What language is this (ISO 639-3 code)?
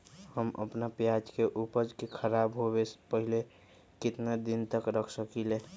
mag